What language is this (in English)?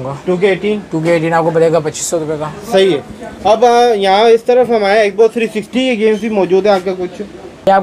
Hindi